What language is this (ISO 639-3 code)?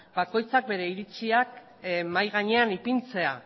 eus